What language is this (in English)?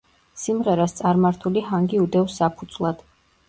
Georgian